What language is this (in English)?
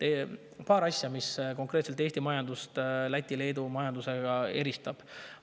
Estonian